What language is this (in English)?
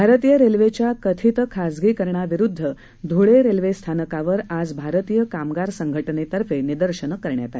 Marathi